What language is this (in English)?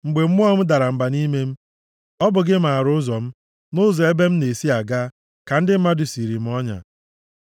Igbo